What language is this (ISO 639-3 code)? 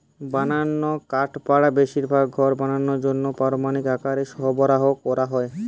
ben